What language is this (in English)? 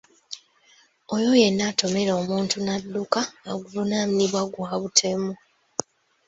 Ganda